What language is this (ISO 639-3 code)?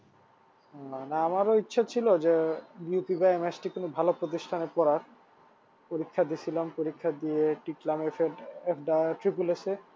ben